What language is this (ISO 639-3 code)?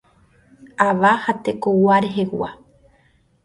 grn